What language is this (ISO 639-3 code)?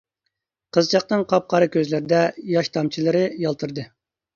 uig